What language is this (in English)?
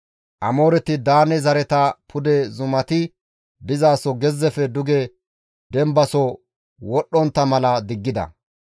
Gamo